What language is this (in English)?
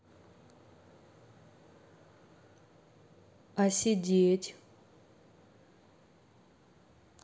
Russian